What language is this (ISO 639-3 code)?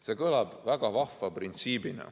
est